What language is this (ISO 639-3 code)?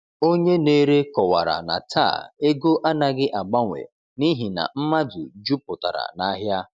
ibo